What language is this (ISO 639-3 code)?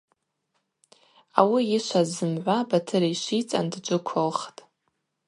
abq